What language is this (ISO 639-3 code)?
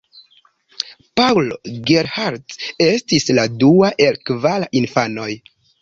epo